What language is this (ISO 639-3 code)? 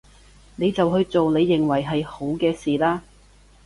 yue